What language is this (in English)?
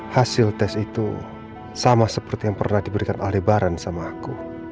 Indonesian